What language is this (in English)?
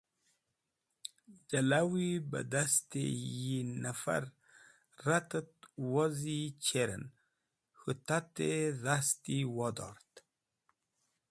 Wakhi